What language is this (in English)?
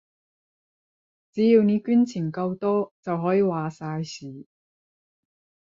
Cantonese